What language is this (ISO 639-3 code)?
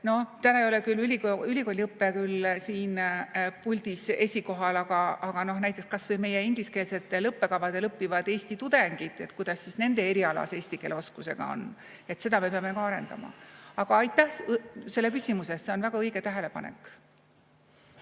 est